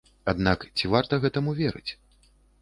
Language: Belarusian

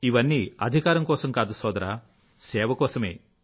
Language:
Telugu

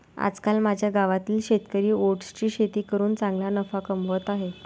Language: Marathi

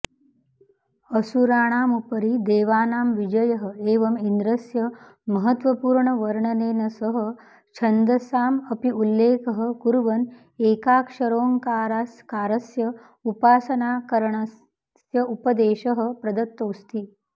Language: Sanskrit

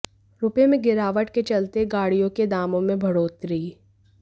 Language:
Hindi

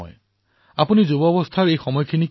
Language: Assamese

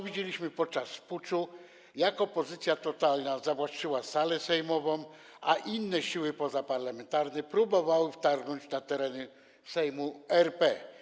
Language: Polish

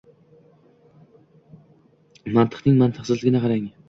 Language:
Uzbek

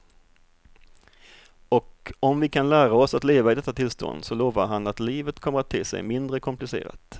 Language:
Swedish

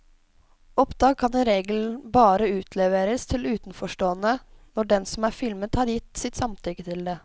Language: Norwegian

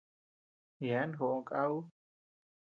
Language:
Tepeuxila Cuicatec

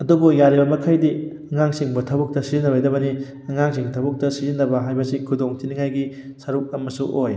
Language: Manipuri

